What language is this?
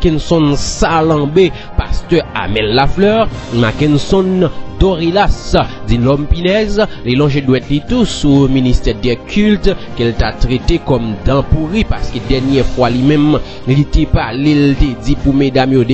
French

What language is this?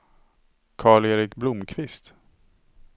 Swedish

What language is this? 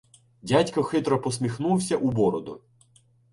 Ukrainian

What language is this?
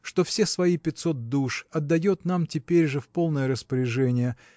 Russian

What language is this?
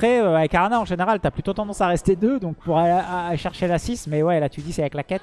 French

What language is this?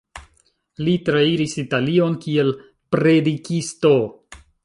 Esperanto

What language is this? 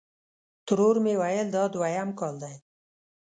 Pashto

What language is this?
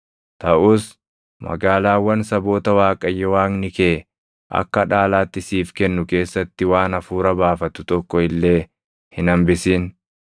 Oromo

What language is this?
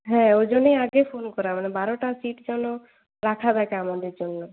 Bangla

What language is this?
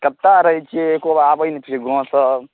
Maithili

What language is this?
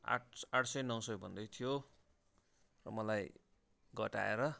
Nepali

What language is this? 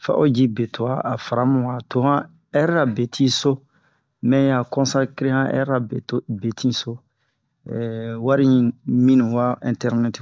Bomu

